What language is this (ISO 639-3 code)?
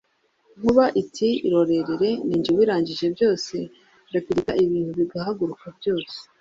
kin